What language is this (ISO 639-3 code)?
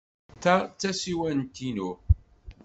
kab